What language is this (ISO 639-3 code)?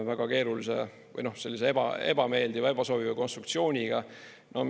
est